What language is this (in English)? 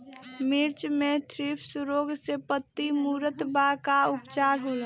Bhojpuri